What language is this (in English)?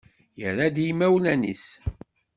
Kabyle